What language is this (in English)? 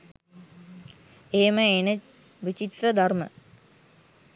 Sinhala